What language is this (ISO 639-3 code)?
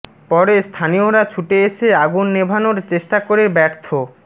ben